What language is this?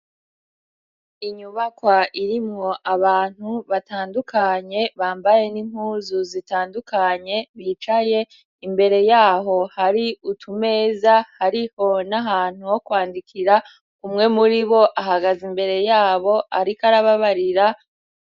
Rundi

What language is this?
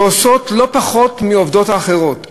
Hebrew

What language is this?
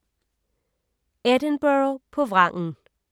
Danish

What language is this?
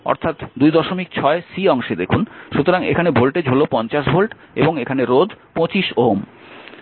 Bangla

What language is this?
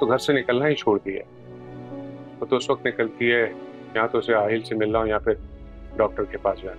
Hindi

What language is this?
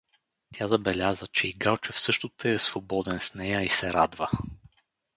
Bulgarian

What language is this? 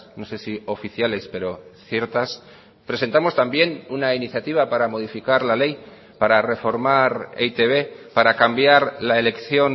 Spanish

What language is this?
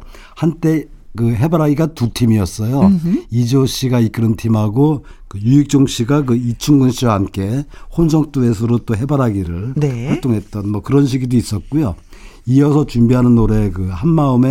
Korean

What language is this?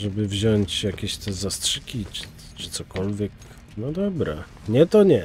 Polish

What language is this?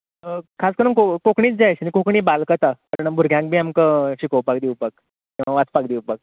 Konkani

